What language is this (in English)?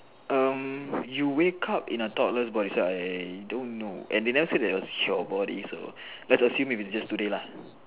English